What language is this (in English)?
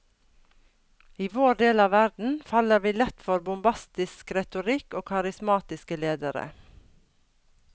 Norwegian